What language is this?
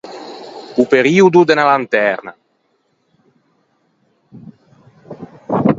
Ligurian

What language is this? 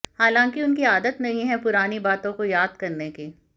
Hindi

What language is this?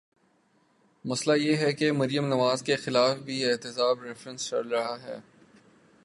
Urdu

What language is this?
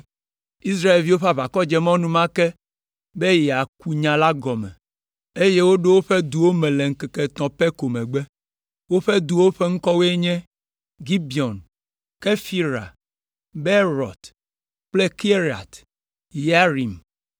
Ewe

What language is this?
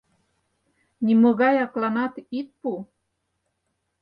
Mari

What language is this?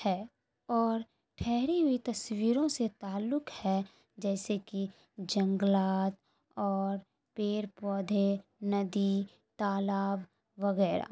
Urdu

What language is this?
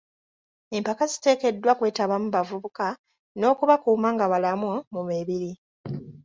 Ganda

